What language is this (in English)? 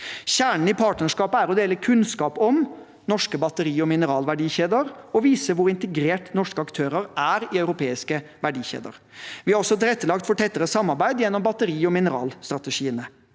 Norwegian